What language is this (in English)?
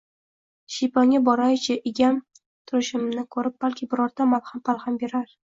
Uzbek